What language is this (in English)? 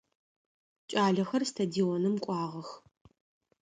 Adyghe